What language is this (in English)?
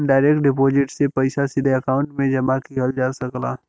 Bhojpuri